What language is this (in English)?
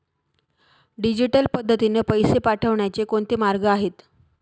Marathi